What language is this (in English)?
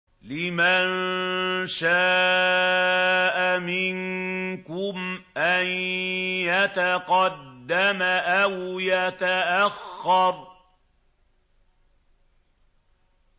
Arabic